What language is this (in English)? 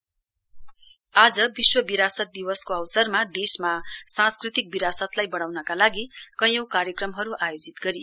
Nepali